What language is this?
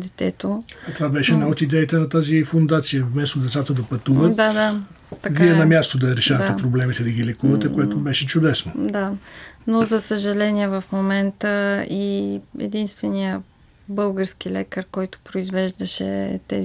Bulgarian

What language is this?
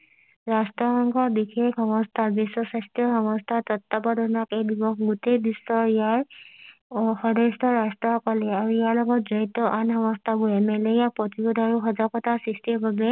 Assamese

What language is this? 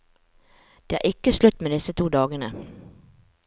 Norwegian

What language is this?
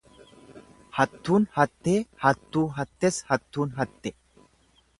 Oromo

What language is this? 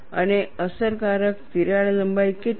Gujarati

